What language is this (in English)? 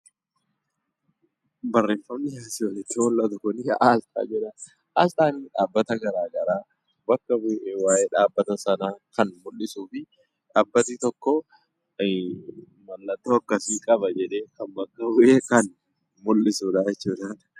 Oromo